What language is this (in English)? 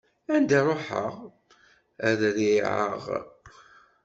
Kabyle